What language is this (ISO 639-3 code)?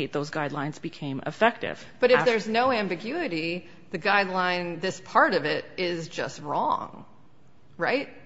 eng